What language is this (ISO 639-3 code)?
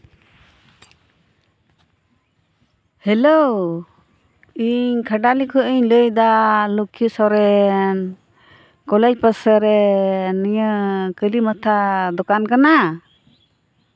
sat